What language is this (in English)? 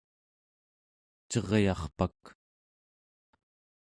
Central Yupik